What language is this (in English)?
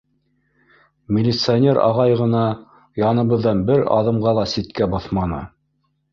Bashkir